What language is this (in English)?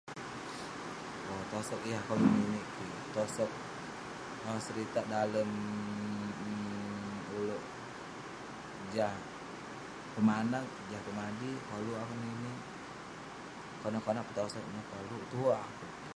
Western Penan